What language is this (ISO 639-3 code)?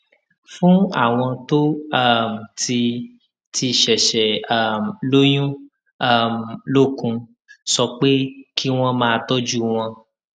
yor